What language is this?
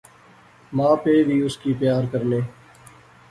Pahari-Potwari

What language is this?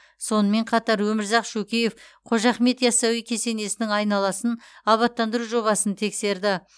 Kazakh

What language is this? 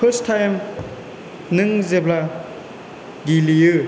Bodo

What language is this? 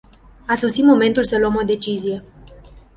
Romanian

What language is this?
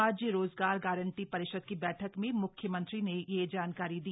Hindi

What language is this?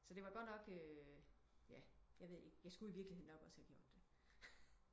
Danish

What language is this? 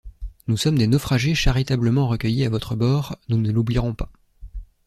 French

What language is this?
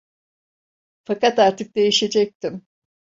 Turkish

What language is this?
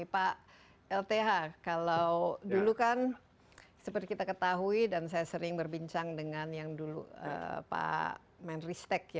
Indonesian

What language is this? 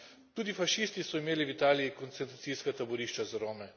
Slovenian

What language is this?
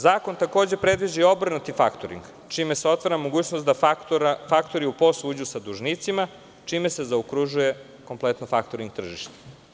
Serbian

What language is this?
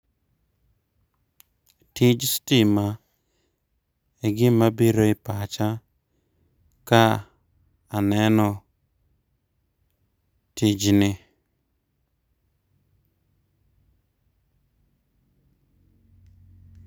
Luo (Kenya and Tanzania)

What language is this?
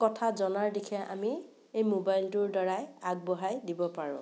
Assamese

